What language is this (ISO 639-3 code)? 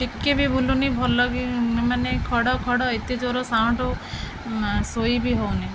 ori